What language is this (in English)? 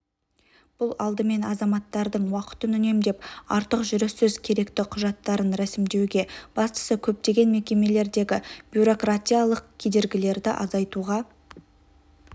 Kazakh